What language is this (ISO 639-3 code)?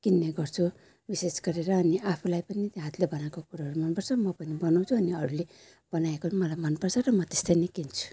nep